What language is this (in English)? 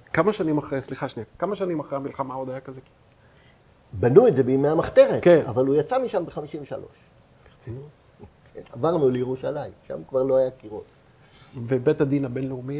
Hebrew